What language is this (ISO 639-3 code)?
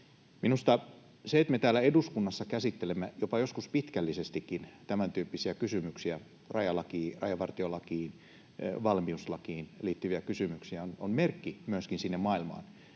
fin